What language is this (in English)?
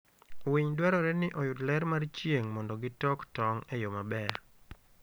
Luo (Kenya and Tanzania)